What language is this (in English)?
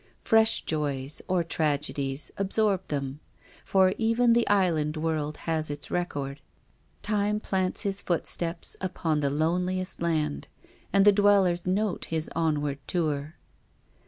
English